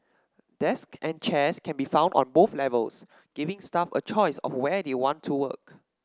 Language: English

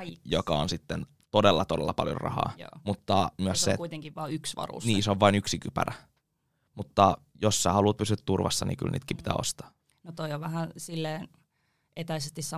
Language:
Finnish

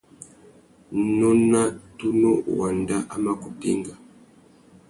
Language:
Tuki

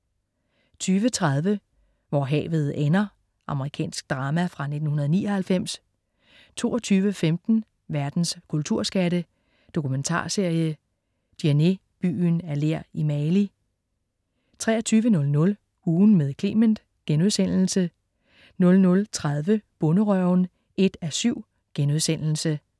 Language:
Danish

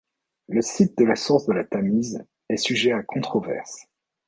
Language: French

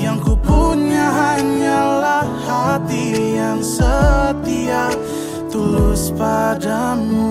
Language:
Malay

